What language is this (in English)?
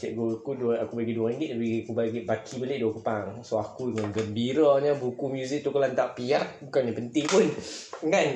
Malay